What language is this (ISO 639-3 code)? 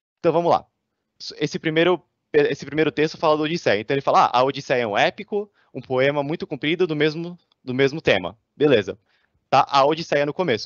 por